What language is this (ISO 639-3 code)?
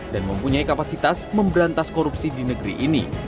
ind